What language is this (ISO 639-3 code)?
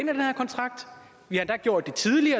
dan